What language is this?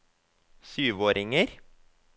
Norwegian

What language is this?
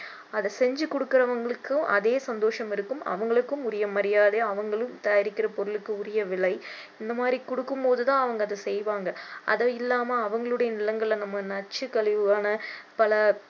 Tamil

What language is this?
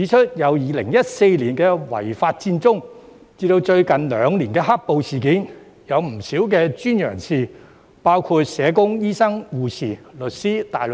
Cantonese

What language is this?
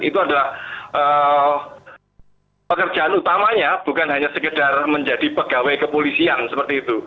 Indonesian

